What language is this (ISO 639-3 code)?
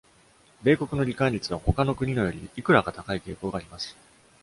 jpn